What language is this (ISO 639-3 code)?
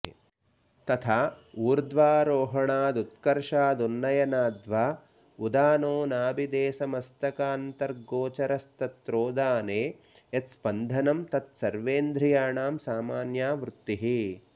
san